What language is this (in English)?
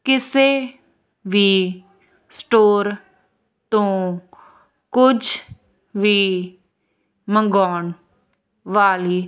Punjabi